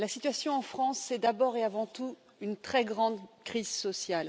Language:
French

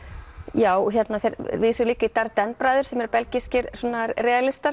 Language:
Icelandic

